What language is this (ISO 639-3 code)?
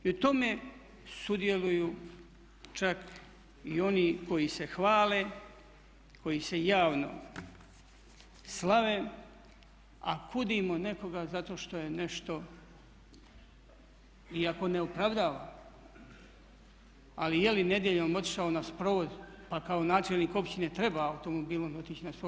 hrv